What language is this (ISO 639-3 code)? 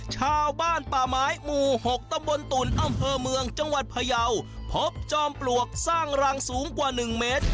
tha